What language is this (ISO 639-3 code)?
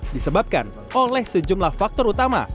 ind